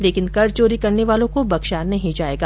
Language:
Hindi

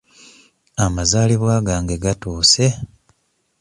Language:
Ganda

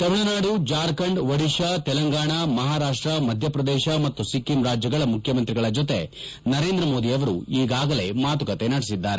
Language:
Kannada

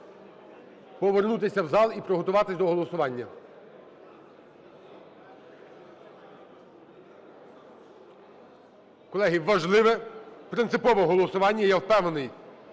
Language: Ukrainian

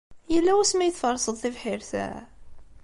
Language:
Kabyle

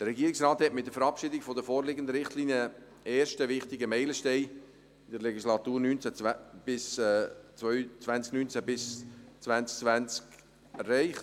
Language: Swiss German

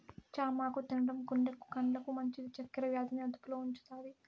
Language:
Telugu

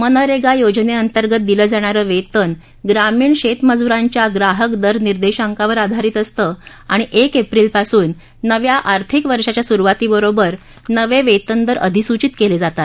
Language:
Marathi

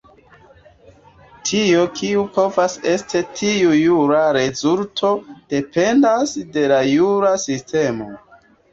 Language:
Esperanto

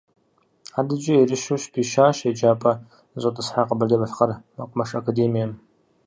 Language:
Kabardian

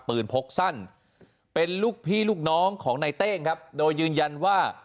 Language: Thai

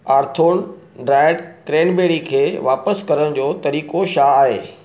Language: Sindhi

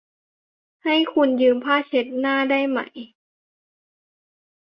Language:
Thai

